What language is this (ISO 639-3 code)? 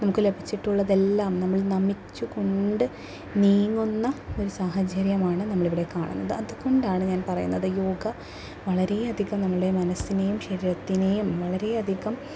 mal